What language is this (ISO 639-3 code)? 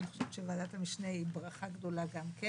heb